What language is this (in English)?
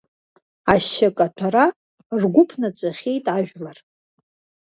Abkhazian